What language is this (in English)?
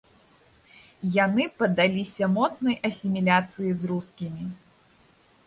Belarusian